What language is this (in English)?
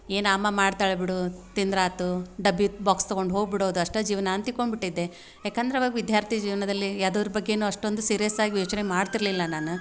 Kannada